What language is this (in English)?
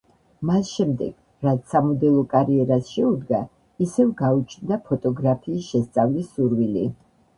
Georgian